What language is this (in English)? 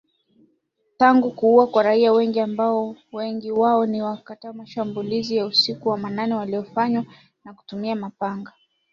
Swahili